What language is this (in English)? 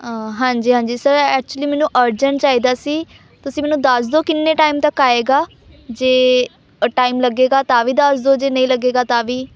Punjabi